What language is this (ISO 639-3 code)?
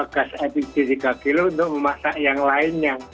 ind